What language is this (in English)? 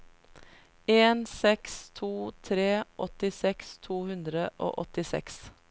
Norwegian